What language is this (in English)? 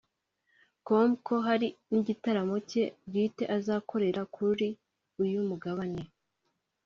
Kinyarwanda